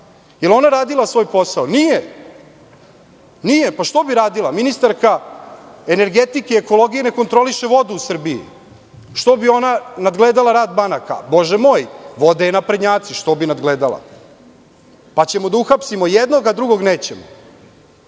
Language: Serbian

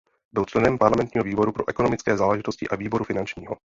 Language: Czech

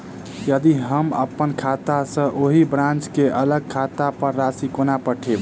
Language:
Maithili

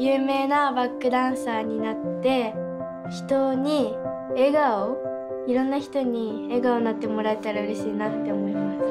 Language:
Japanese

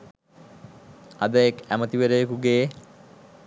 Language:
Sinhala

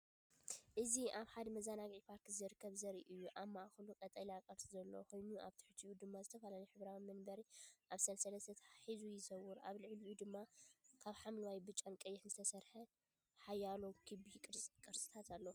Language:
Tigrinya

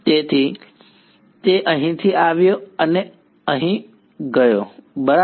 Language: Gujarati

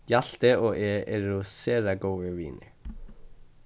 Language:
Faroese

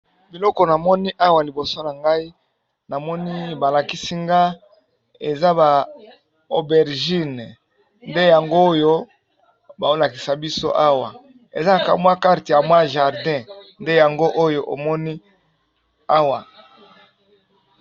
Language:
Lingala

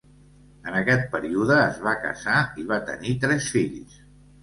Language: Catalan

